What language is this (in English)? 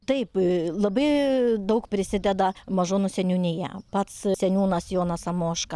Lithuanian